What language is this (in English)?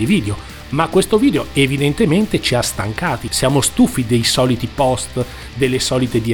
Italian